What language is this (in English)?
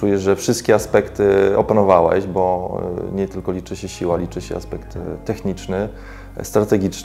Polish